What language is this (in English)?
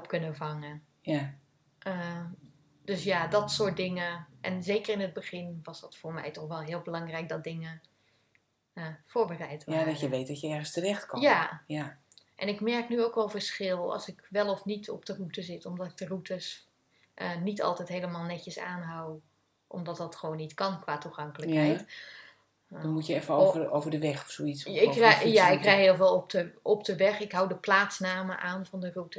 Dutch